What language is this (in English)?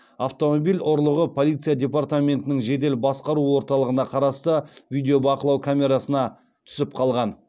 Kazakh